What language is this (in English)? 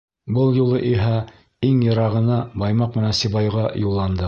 Bashkir